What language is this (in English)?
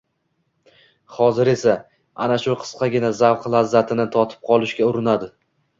Uzbek